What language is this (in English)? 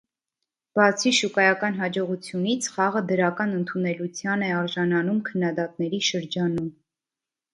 Armenian